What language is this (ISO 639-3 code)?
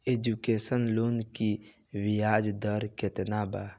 bho